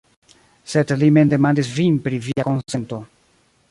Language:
Esperanto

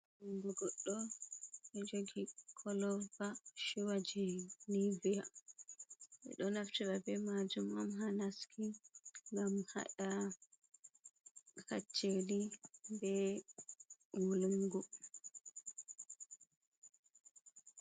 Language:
Fula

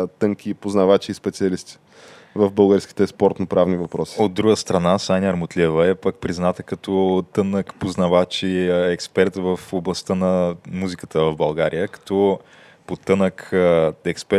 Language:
Bulgarian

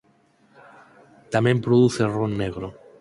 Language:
Galician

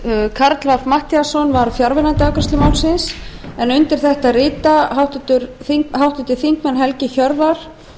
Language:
Icelandic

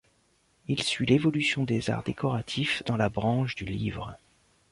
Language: French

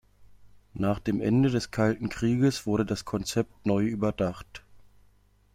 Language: German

